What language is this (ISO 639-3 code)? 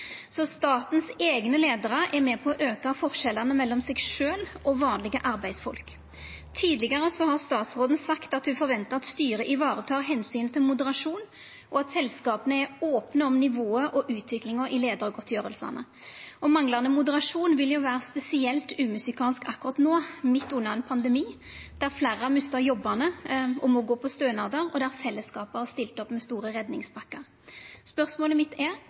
nno